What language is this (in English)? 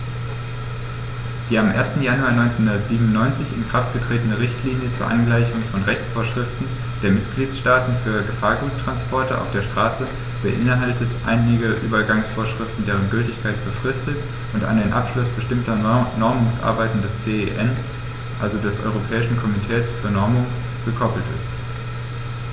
German